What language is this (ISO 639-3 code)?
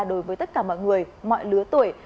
vie